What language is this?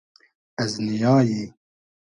Hazaragi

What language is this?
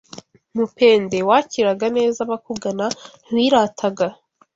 Kinyarwanda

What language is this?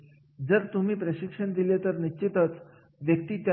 Marathi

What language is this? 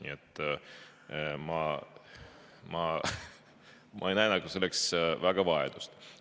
Estonian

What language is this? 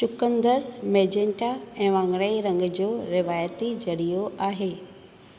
Sindhi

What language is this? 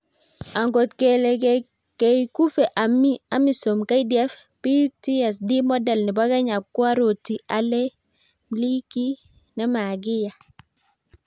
Kalenjin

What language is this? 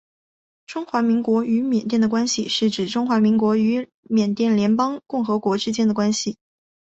Chinese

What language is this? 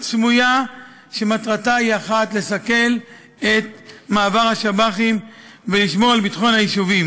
Hebrew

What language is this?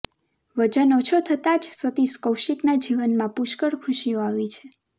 Gujarati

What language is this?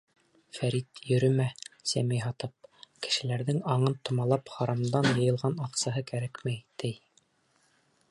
Bashkir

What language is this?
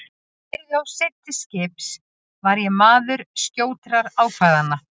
Icelandic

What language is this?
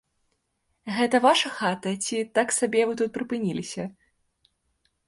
Belarusian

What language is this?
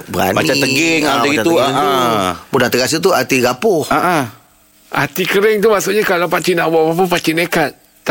Malay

